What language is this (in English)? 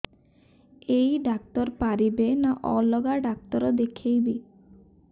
Odia